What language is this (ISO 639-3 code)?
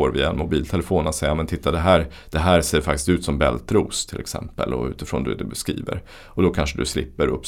swe